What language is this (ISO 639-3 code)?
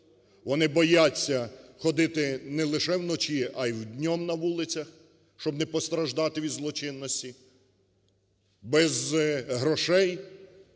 ukr